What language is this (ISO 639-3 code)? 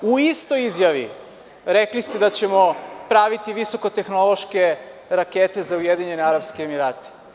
srp